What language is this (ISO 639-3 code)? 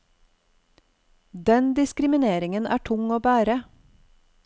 nor